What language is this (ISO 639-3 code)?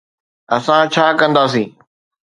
snd